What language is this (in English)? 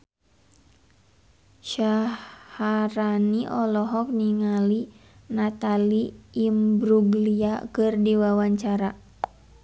Sundanese